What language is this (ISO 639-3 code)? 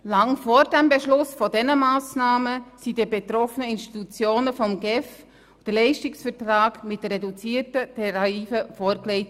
gsw